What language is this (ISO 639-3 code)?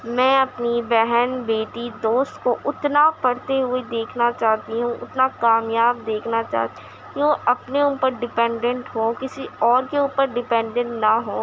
urd